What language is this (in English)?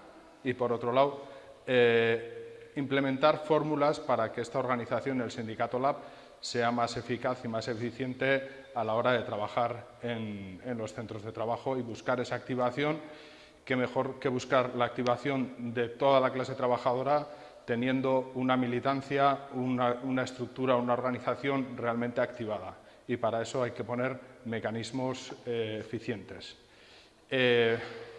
Spanish